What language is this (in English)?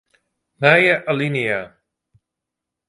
Western Frisian